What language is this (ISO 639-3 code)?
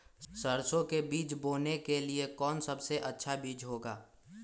mag